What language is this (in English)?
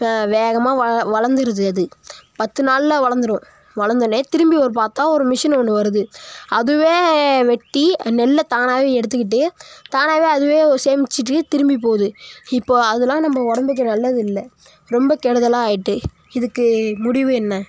Tamil